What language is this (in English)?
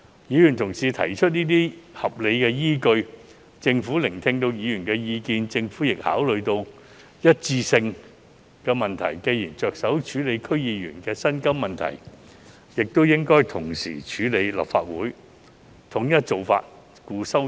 Cantonese